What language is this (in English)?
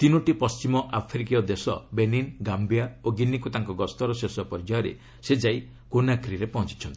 Odia